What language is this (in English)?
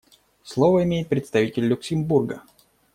Russian